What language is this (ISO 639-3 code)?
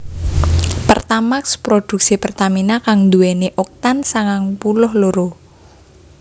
jav